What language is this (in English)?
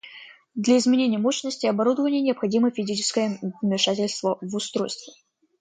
Russian